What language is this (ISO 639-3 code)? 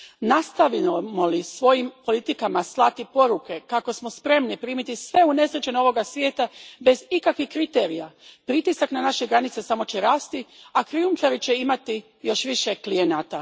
hrv